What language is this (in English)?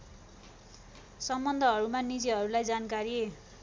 Nepali